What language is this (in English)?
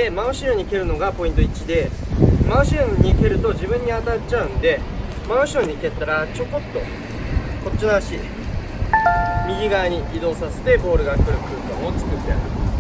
Japanese